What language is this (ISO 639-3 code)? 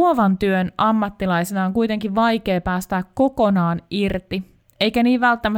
fin